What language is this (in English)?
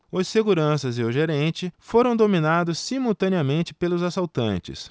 Portuguese